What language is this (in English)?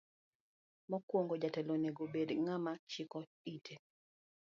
Luo (Kenya and Tanzania)